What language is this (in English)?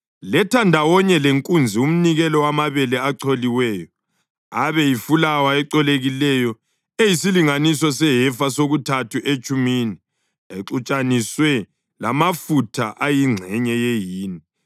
North Ndebele